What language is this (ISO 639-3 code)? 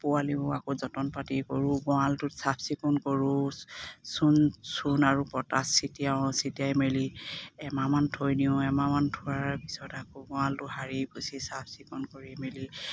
asm